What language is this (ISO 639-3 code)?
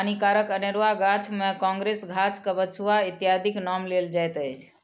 mai